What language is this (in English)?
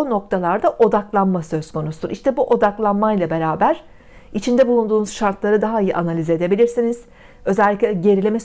Turkish